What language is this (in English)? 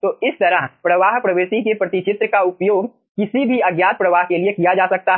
Hindi